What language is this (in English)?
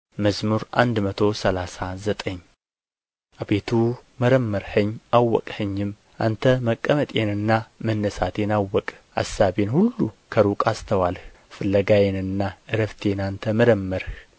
Amharic